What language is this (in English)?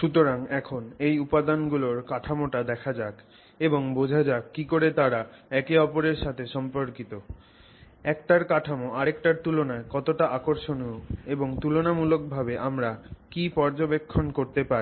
Bangla